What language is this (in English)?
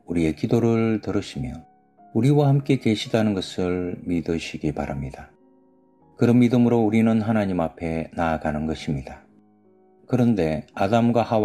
Korean